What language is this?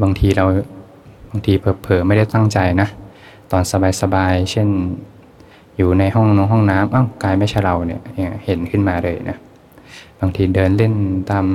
Thai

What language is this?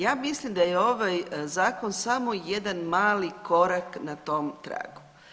Croatian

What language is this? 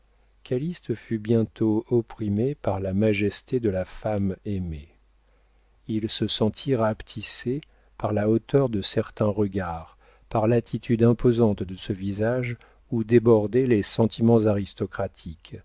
French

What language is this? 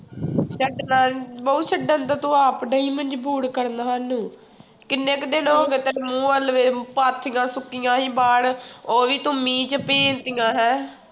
Punjabi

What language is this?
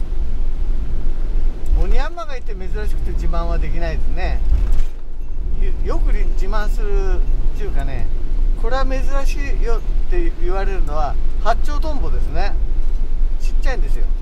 Japanese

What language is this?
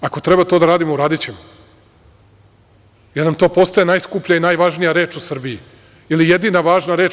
Serbian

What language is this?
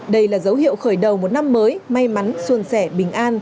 Vietnamese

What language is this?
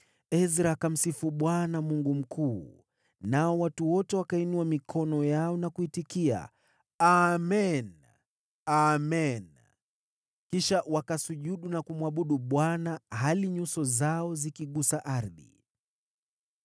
Swahili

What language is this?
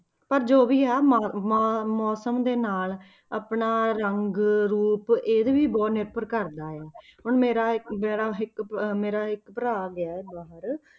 Punjabi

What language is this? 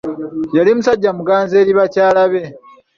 Ganda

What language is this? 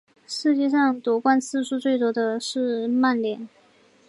Chinese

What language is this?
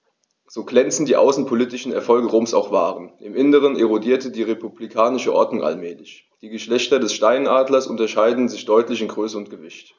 German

